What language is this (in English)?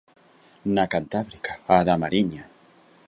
Galician